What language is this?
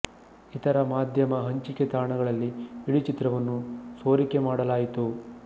Kannada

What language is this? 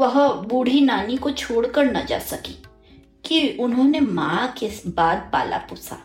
Hindi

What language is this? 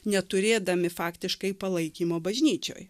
Lithuanian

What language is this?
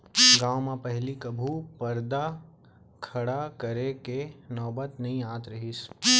Chhattisgarhi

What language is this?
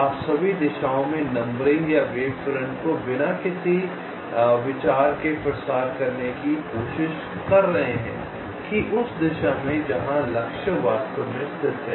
Hindi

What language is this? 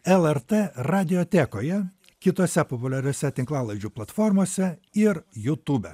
Lithuanian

